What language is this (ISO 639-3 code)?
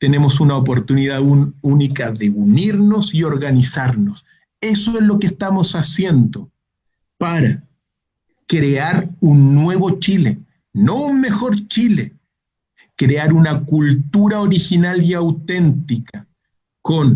spa